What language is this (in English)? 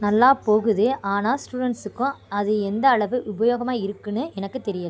Tamil